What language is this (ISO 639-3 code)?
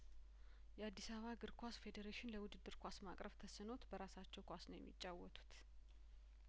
amh